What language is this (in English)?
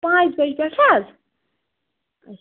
Kashmiri